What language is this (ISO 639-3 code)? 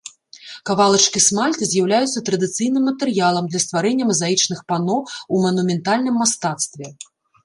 bel